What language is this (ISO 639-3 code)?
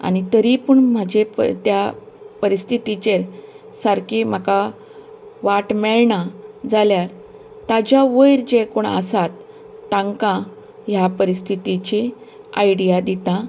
kok